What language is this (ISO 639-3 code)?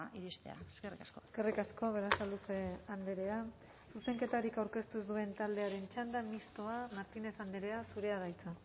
eus